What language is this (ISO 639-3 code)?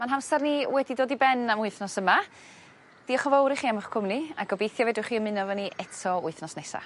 cym